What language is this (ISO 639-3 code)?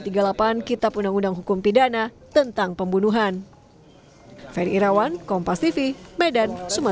ind